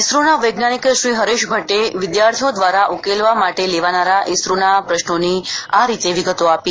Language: Gujarati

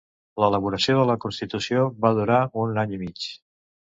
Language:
Catalan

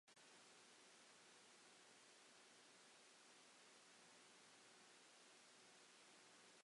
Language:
Welsh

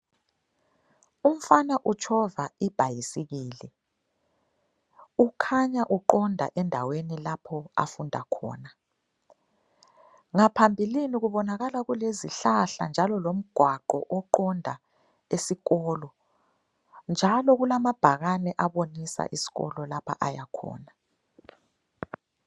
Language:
North Ndebele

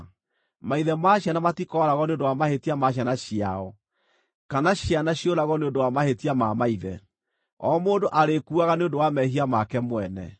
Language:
Kikuyu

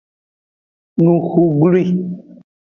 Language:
Aja (Benin)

